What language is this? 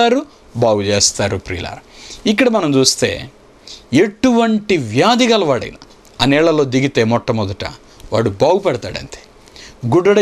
Romanian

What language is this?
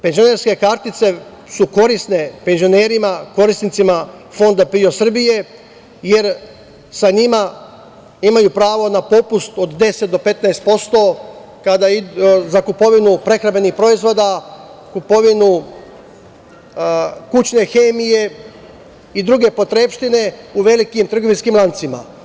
Serbian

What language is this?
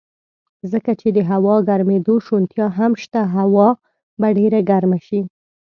Pashto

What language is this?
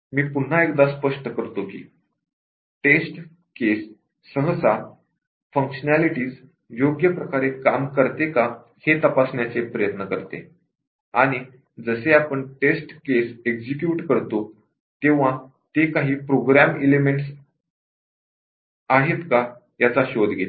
Marathi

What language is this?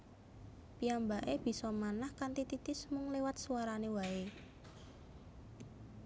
Javanese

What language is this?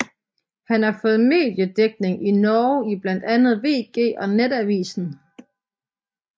Danish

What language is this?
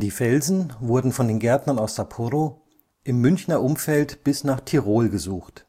German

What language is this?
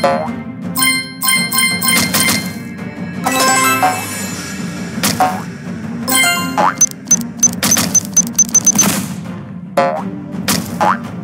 English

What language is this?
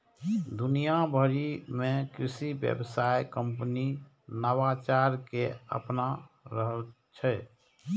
Maithili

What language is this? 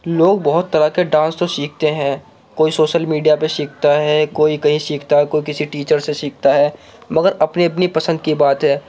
Urdu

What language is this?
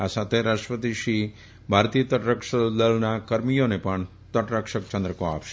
Gujarati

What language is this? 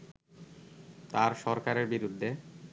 Bangla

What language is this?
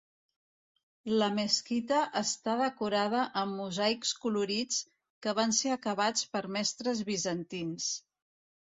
Catalan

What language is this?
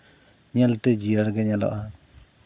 Santali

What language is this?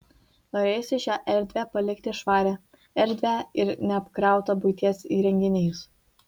Lithuanian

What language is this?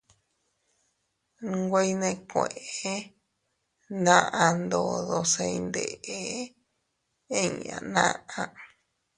Teutila Cuicatec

